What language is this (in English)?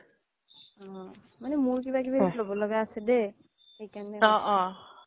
Assamese